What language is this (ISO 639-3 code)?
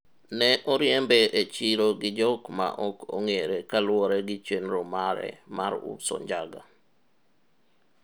luo